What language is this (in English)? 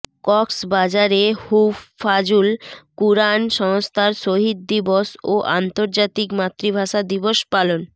Bangla